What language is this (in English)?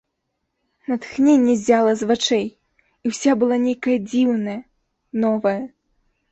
Belarusian